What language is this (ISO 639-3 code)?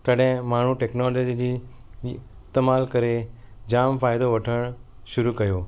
snd